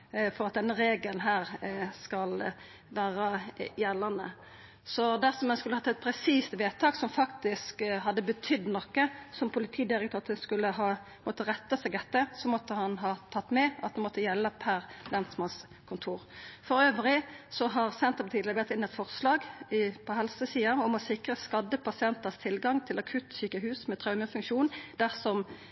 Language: Norwegian Nynorsk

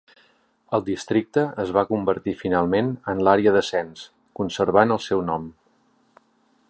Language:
Catalan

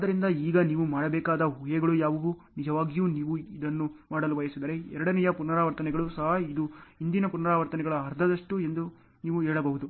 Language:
Kannada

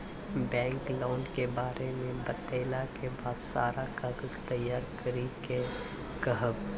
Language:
Maithili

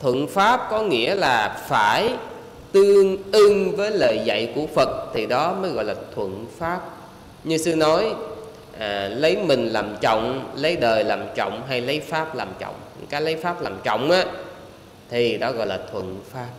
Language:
Vietnamese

